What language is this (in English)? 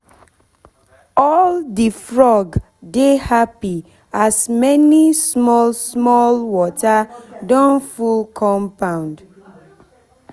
Nigerian Pidgin